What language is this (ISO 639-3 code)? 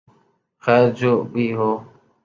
urd